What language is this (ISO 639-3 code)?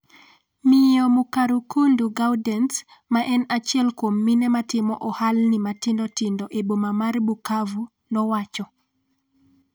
luo